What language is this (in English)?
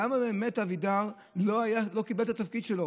Hebrew